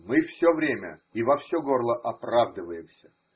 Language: Russian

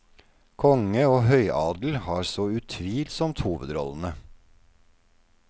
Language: Norwegian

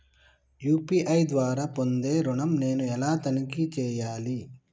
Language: Telugu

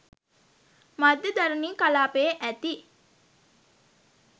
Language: Sinhala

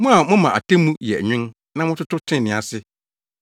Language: Akan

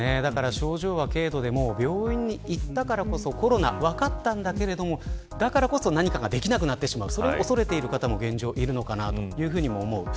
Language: Japanese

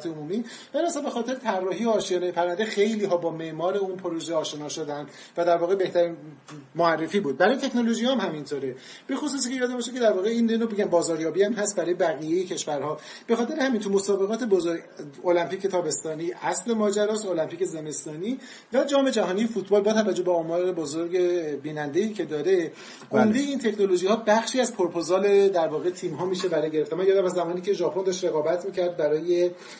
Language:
Persian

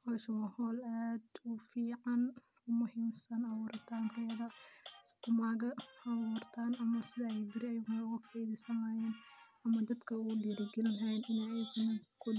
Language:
Somali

